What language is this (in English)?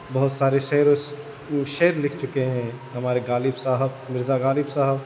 Urdu